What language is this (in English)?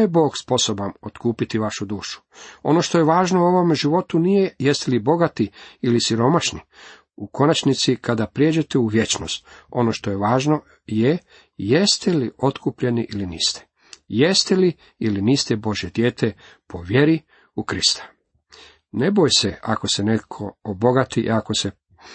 Croatian